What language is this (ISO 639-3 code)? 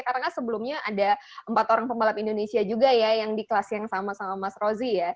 ind